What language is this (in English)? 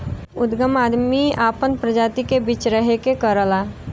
Bhojpuri